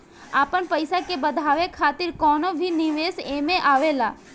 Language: Bhojpuri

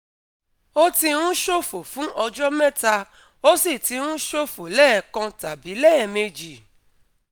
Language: Yoruba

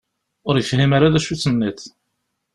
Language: Kabyle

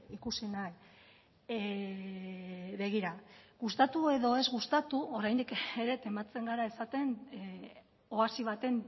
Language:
Basque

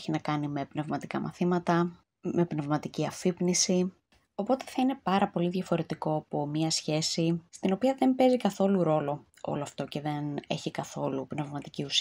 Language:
Greek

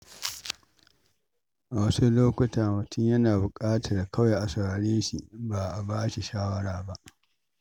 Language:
Hausa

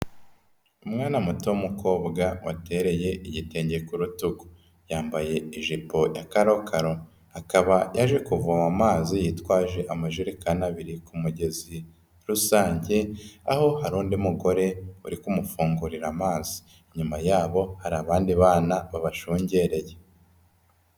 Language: Kinyarwanda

